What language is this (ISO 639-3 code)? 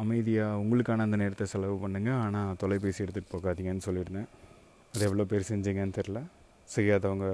tam